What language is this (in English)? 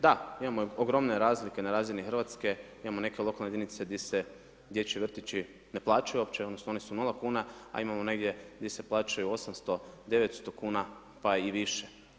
Croatian